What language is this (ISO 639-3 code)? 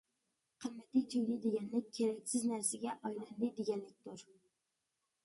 uig